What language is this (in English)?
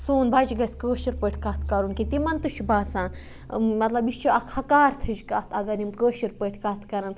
Kashmiri